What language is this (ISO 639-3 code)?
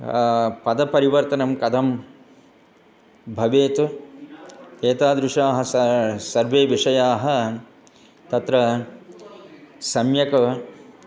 san